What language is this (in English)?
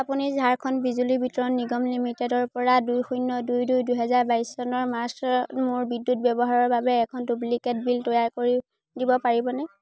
Assamese